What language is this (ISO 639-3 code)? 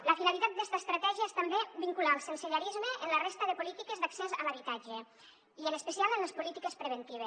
cat